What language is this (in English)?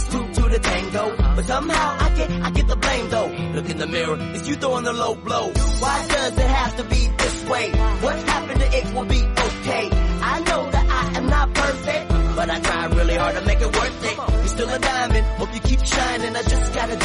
Vietnamese